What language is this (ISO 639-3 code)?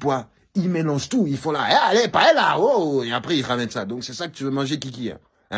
fra